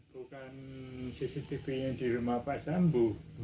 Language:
Indonesian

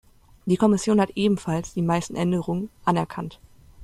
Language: German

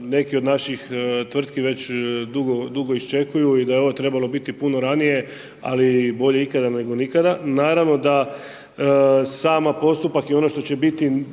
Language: Croatian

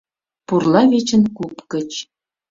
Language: Mari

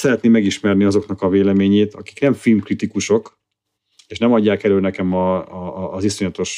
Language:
Hungarian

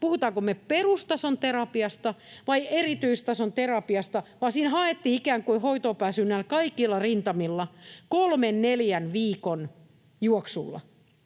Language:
Finnish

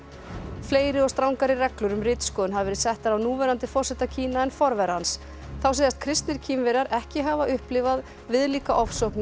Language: Icelandic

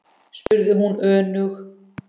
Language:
Icelandic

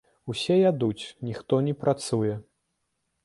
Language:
Belarusian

